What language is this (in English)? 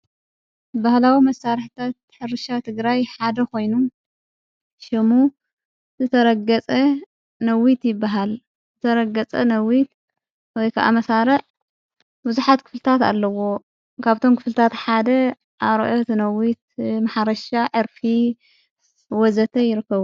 Tigrinya